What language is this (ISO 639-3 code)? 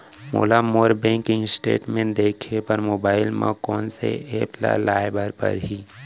hne